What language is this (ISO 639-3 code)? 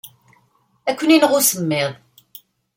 kab